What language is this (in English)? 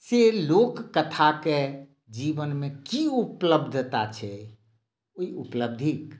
Maithili